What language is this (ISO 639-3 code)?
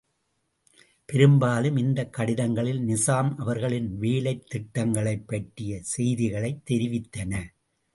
tam